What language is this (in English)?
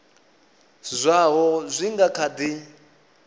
Venda